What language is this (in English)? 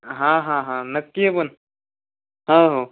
Marathi